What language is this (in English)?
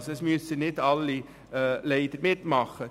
Swiss German